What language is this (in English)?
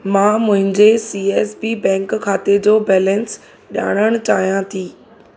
Sindhi